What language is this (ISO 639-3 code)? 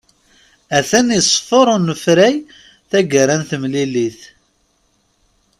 kab